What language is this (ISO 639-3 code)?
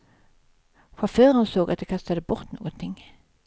swe